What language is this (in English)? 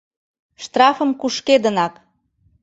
Mari